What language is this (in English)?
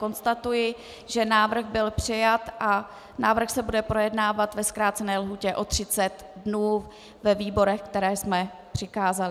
Czech